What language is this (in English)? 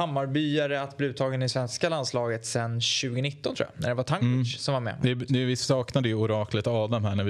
Swedish